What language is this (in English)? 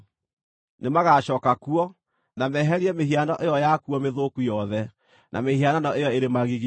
Kikuyu